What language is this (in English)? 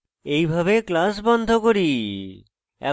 Bangla